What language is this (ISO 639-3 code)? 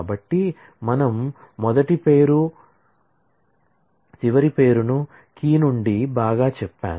tel